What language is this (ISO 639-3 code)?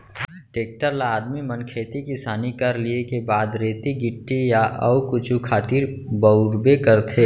hne